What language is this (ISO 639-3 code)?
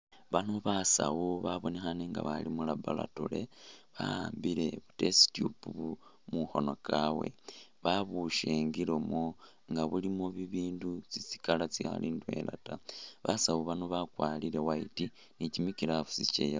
myx